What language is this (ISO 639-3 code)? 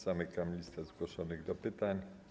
pol